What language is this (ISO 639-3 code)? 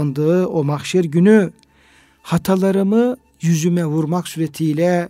tur